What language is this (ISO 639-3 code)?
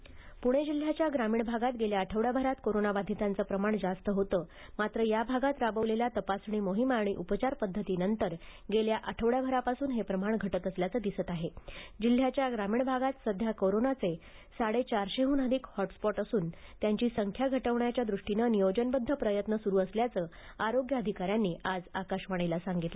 mar